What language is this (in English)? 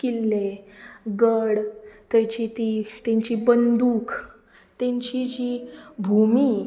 Konkani